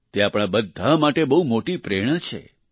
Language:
Gujarati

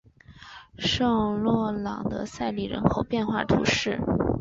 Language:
Chinese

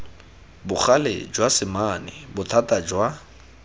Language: Tswana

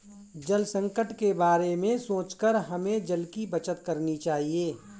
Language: Hindi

